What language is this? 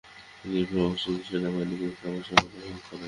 Bangla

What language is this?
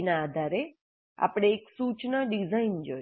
Gujarati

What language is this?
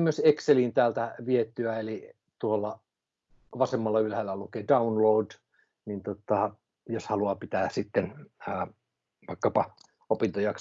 Finnish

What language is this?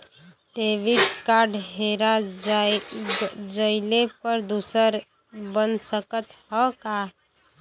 Bhojpuri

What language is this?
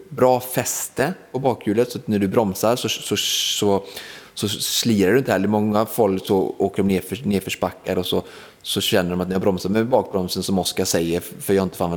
Swedish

